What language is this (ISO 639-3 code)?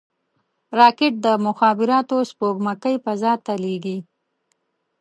pus